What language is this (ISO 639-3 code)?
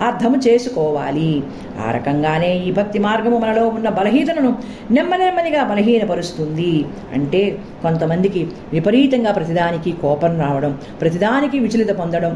tel